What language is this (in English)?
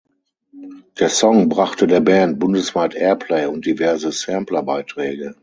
German